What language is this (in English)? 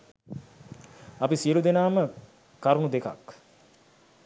Sinhala